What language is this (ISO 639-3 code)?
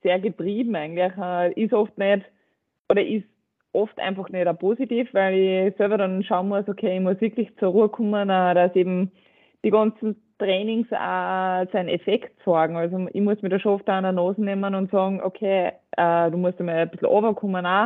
deu